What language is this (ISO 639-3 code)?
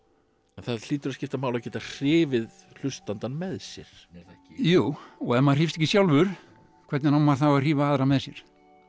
isl